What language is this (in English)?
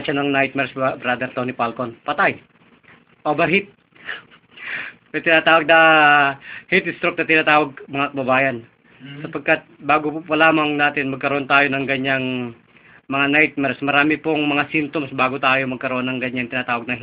Filipino